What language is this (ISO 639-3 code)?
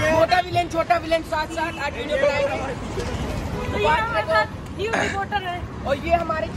hin